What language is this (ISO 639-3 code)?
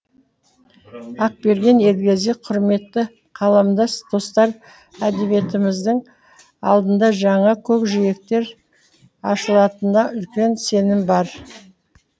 kaz